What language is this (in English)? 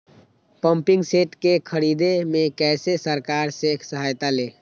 Magahi